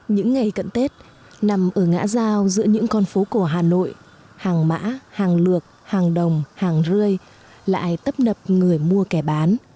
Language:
Vietnamese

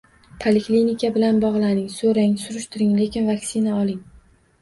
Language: Uzbek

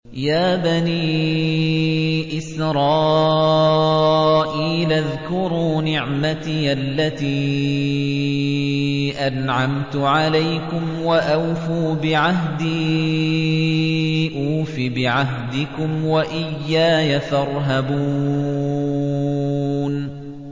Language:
Arabic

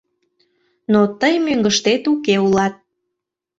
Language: Mari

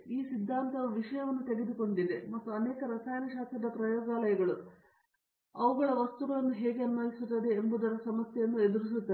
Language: Kannada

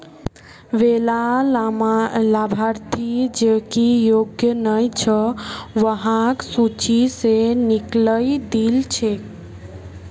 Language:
Magahi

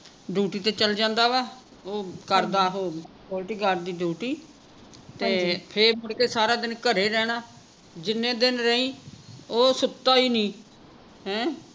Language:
Punjabi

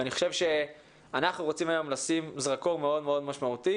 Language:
Hebrew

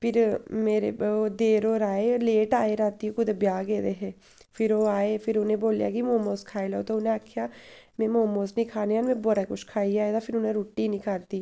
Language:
Dogri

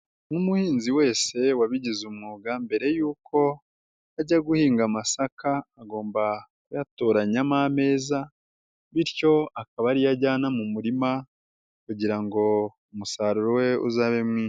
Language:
Kinyarwanda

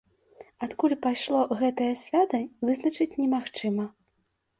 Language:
Belarusian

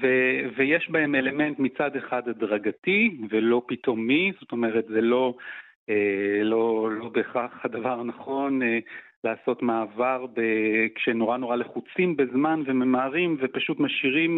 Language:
Hebrew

